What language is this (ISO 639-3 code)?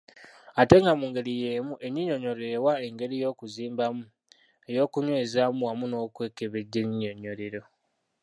lug